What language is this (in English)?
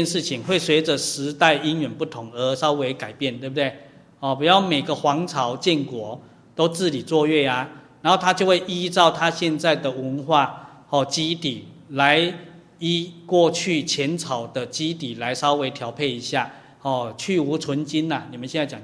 Chinese